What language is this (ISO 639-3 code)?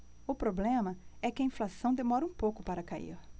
por